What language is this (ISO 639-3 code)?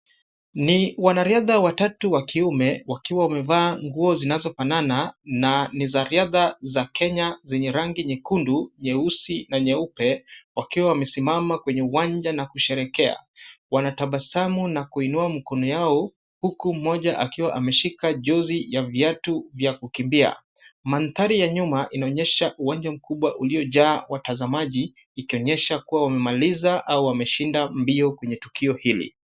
swa